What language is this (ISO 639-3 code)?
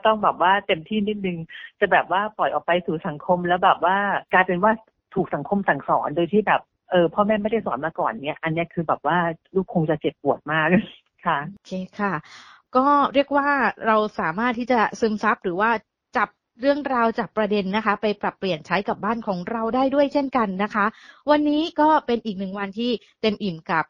tha